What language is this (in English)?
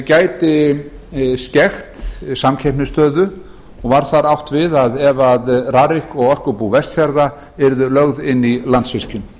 Icelandic